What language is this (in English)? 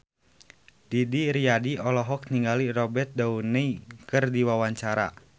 Sundanese